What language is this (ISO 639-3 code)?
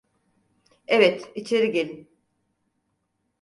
tur